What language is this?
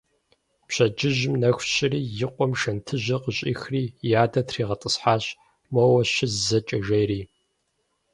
Kabardian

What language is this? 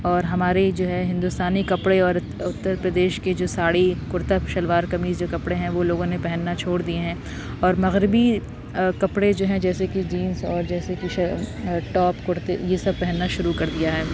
Urdu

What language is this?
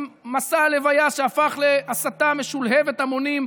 Hebrew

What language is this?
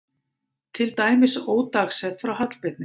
Icelandic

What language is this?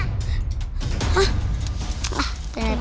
Indonesian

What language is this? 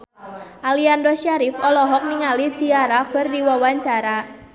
Sundanese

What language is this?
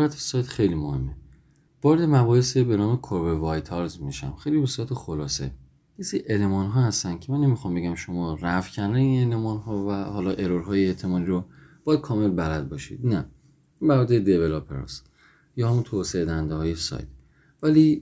Persian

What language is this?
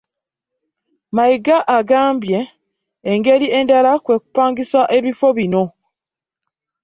Ganda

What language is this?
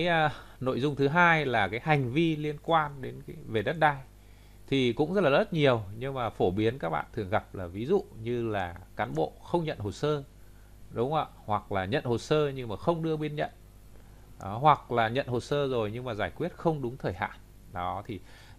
Vietnamese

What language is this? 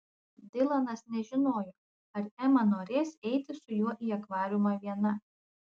Lithuanian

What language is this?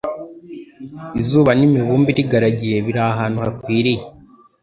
Kinyarwanda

